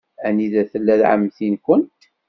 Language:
Kabyle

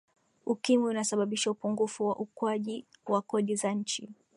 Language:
Swahili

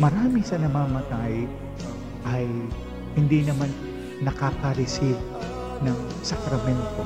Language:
Filipino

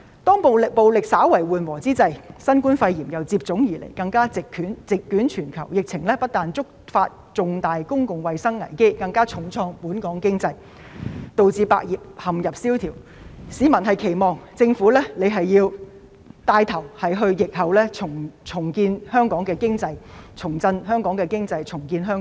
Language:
Cantonese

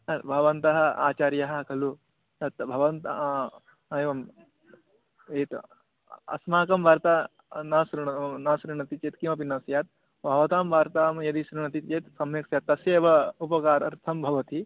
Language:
Sanskrit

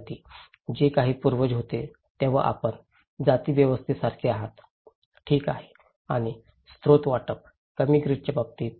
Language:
Marathi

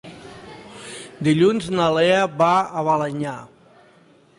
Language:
Catalan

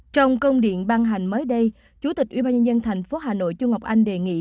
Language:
Vietnamese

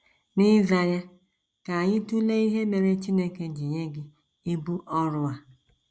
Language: Igbo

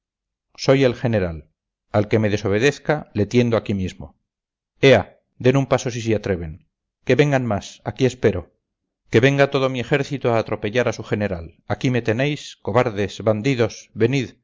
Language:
Spanish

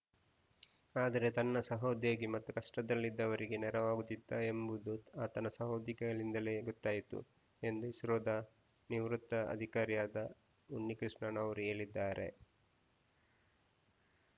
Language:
Kannada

